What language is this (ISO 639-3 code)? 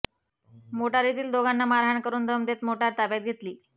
mar